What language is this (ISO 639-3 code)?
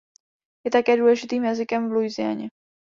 ces